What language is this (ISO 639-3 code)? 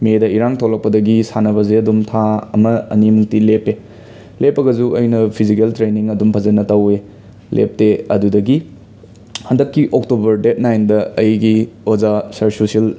mni